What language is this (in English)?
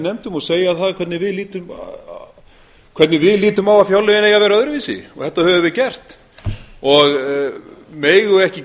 Icelandic